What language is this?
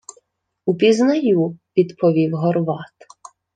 Ukrainian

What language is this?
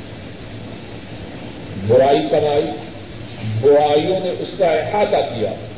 Urdu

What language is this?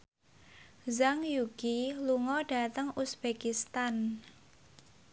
Javanese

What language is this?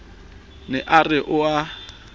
Southern Sotho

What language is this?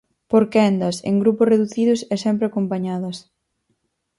Galician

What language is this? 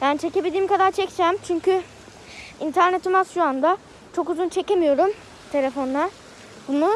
Turkish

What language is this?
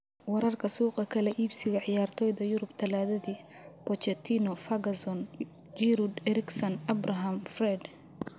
Somali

